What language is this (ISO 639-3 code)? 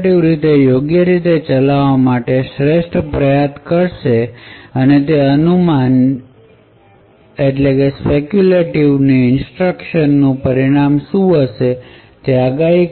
guj